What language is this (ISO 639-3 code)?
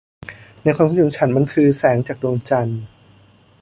tha